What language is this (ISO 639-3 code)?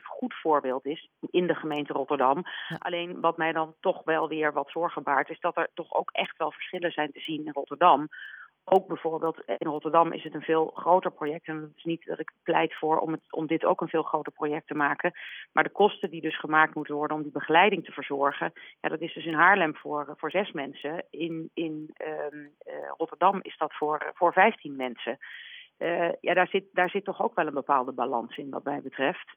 nld